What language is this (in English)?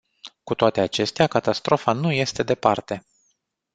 Romanian